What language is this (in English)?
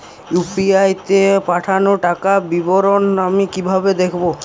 Bangla